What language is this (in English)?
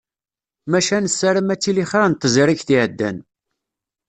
Kabyle